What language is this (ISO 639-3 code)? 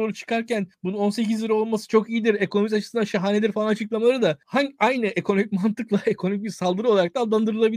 tur